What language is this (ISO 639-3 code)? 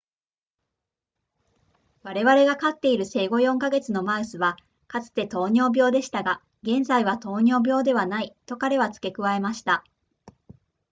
jpn